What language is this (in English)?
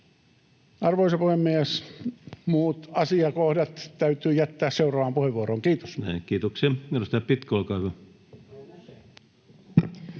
Finnish